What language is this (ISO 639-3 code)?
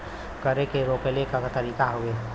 bho